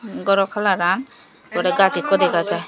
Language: Chakma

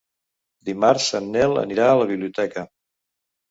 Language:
Catalan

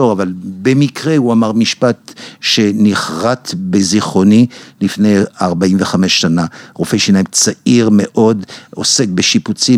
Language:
Hebrew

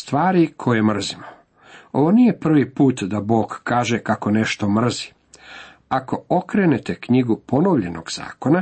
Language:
Croatian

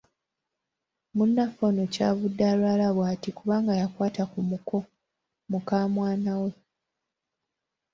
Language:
Ganda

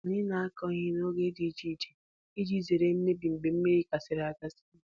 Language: Igbo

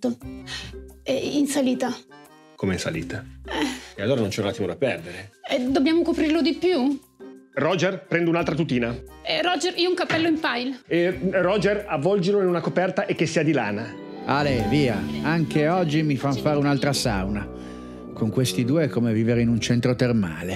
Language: Italian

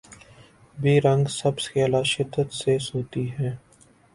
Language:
Urdu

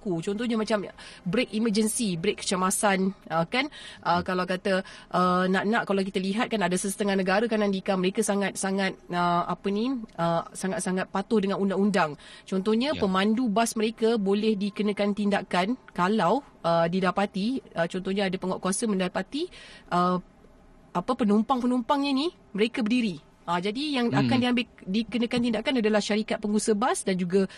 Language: Malay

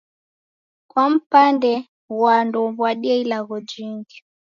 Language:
Taita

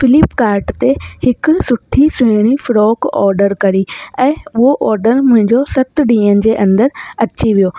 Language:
Sindhi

